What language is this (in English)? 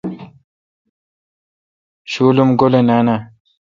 Kalkoti